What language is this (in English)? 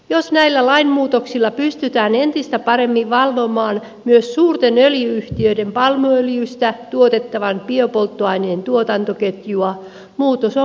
Finnish